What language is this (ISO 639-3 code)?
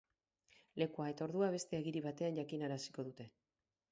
eus